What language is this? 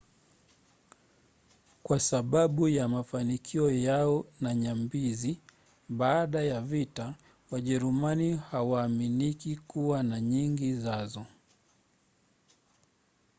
Swahili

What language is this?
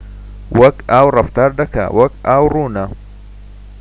Central Kurdish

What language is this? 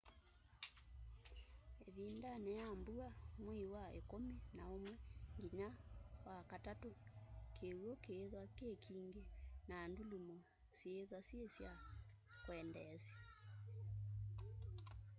Kamba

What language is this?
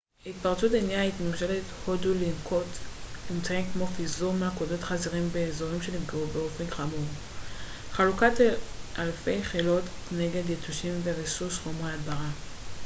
Hebrew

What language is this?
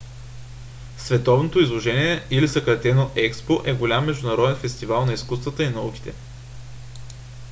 Bulgarian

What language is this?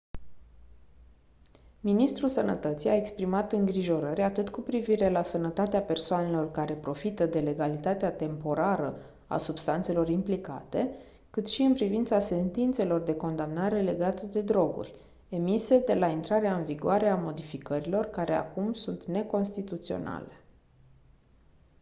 Romanian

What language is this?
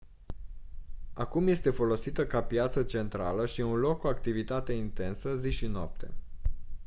Romanian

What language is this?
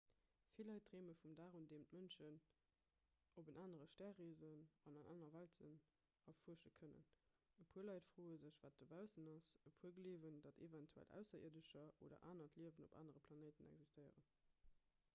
Luxembourgish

